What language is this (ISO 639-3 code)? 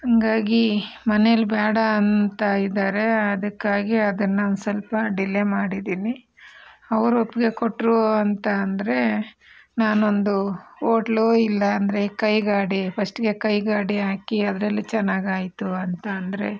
kan